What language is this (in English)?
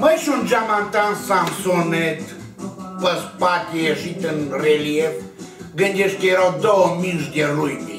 Romanian